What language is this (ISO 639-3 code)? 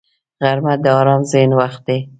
pus